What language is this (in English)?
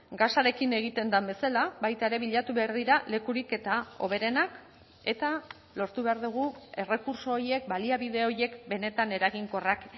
Basque